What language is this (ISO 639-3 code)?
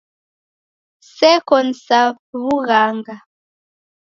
dav